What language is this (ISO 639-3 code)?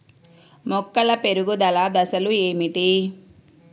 tel